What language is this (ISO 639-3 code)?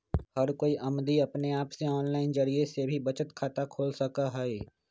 mag